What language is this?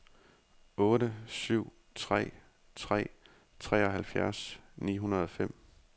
Danish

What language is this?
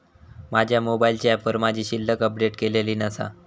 Marathi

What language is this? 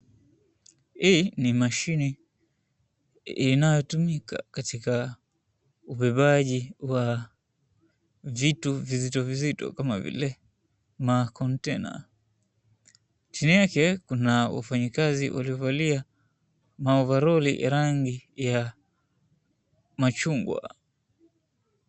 Swahili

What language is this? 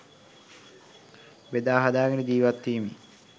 Sinhala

